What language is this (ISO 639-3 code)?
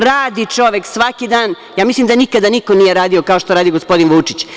srp